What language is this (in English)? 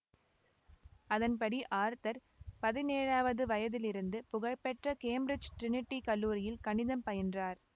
Tamil